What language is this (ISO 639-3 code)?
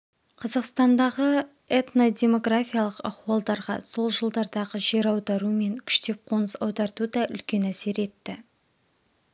kaz